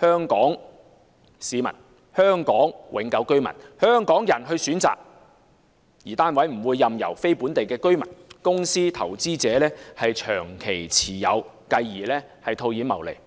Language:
Cantonese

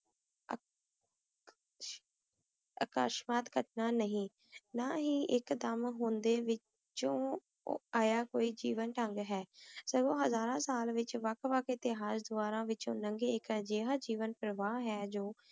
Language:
Punjabi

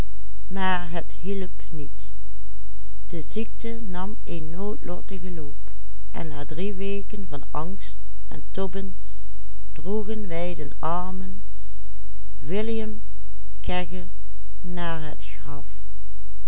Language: Dutch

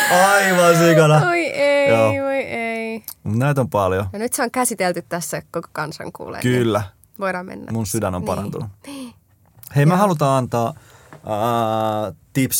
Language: Finnish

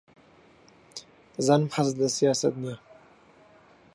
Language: Central Kurdish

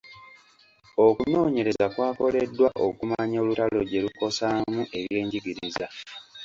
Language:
Ganda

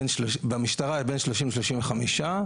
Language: Hebrew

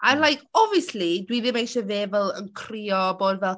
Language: Welsh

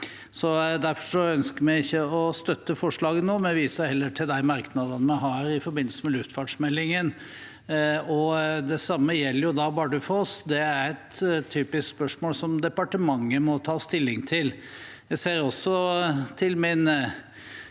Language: Norwegian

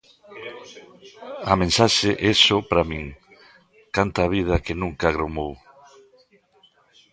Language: Galician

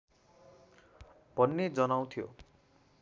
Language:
Nepali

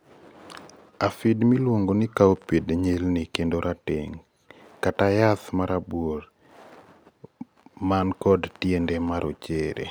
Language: Luo (Kenya and Tanzania)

